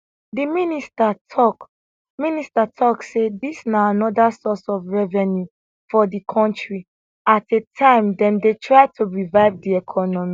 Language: Nigerian Pidgin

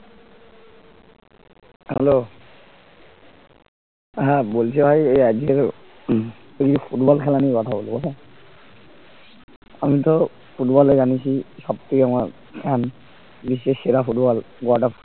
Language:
Bangla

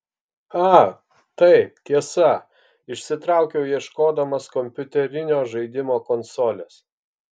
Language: Lithuanian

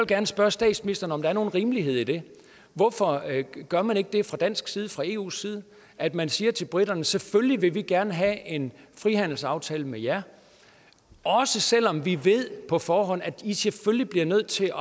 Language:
Danish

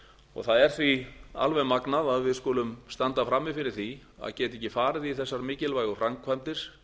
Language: Icelandic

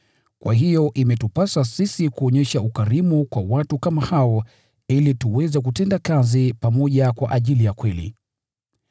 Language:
Swahili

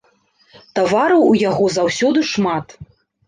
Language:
Belarusian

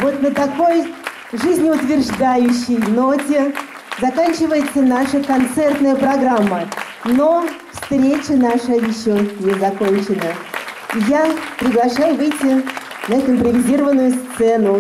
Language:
Russian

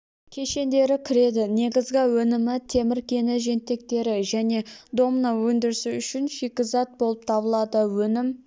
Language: Kazakh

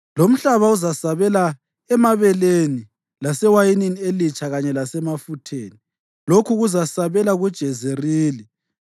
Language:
North Ndebele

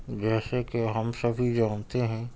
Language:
Urdu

